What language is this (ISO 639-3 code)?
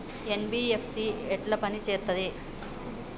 tel